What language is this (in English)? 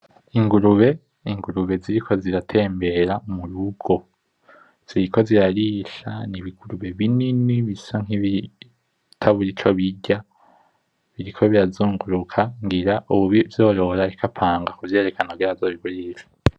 Rundi